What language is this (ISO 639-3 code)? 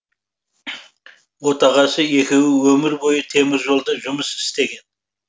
kaz